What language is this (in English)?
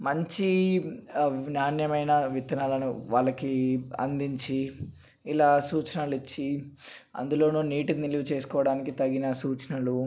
Telugu